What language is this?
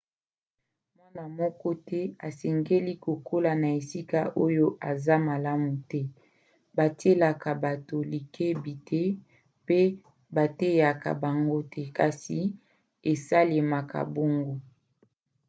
Lingala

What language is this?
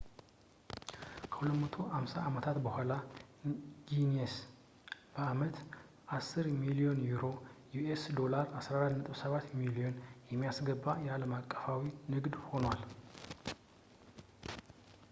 Amharic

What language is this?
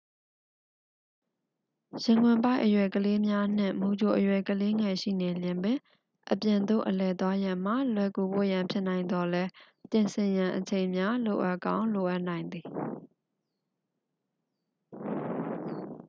Burmese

